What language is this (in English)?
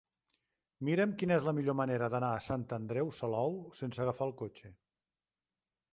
Catalan